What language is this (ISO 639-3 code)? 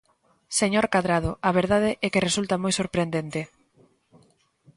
glg